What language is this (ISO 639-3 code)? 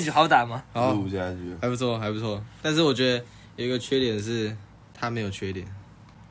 zho